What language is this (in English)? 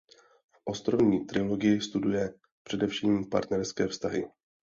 Czech